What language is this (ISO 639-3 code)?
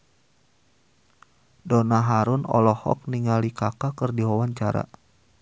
sun